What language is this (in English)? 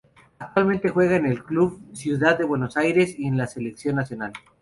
Spanish